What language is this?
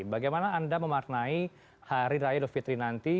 Indonesian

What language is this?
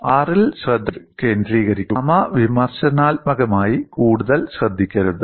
Malayalam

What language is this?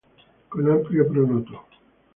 Spanish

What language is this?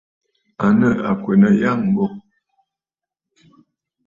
Bafut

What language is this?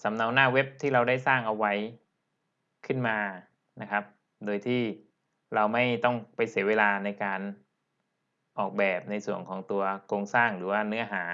Thai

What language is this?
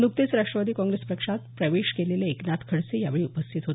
Marathi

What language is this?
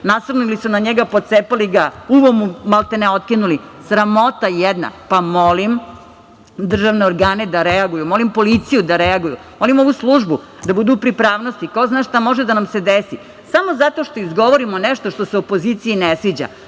Serbian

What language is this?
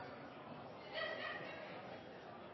Norwegian Bokmål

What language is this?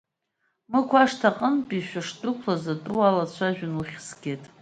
Abkhazian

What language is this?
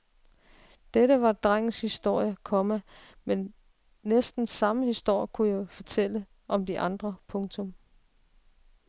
Danish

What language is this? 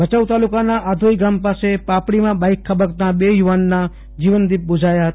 Gujarati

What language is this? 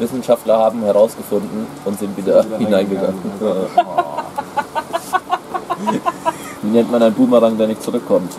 German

